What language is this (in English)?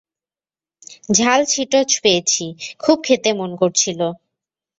Bangla